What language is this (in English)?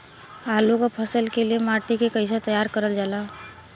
Bhojpuri